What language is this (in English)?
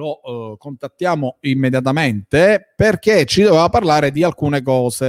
Italian